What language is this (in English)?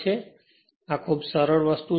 Gujarati